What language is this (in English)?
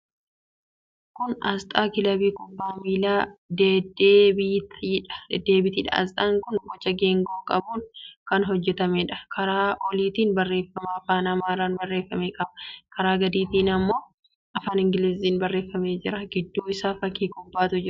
Oromo